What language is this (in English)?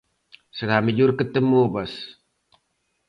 Galician